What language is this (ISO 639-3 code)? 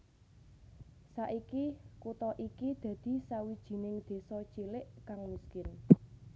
jav